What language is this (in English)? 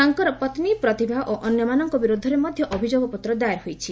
Odia